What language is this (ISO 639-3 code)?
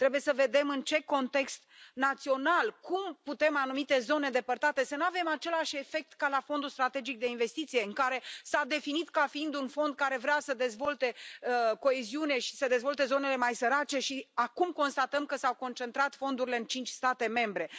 ron